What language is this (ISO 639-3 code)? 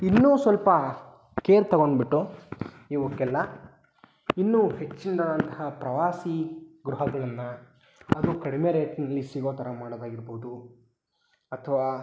kan